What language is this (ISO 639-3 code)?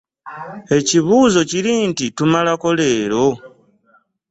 lug